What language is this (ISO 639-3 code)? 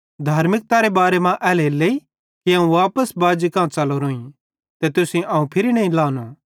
bhd